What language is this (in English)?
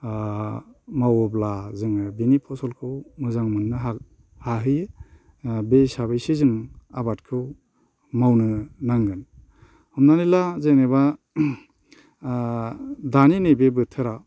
Bodo